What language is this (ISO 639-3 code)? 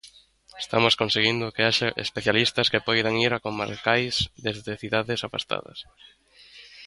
glg